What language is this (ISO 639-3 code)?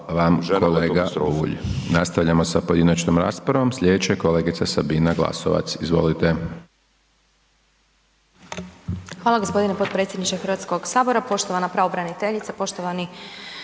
hrv